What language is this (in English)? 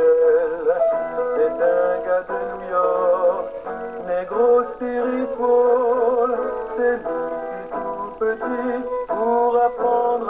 French